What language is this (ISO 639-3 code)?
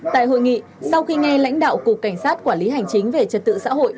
vie